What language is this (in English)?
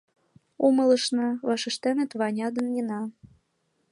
Mari